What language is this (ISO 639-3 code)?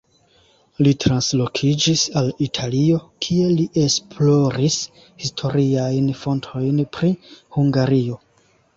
epo